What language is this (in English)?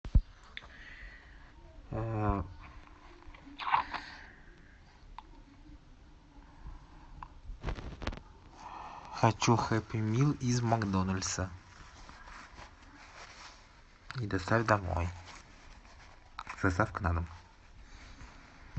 Russian